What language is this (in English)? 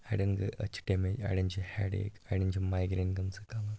Kashmiri